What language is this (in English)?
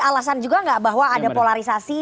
Indonesian